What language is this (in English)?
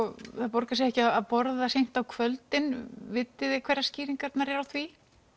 Icelandic